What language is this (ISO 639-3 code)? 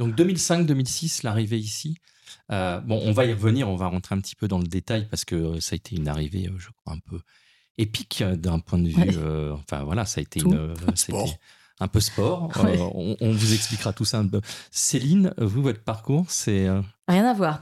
fra